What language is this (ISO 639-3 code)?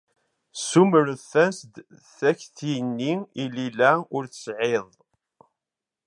kab